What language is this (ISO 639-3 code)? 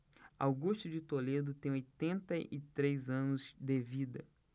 por